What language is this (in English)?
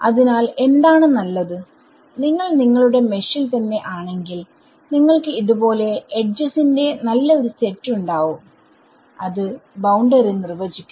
Malayalam